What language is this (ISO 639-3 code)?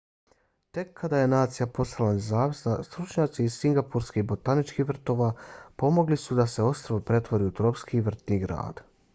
bos